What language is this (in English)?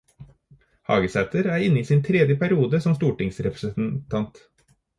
Norwegian Bokmål